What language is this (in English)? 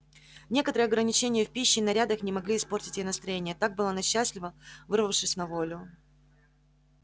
Russian